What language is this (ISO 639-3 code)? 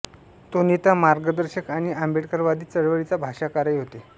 mar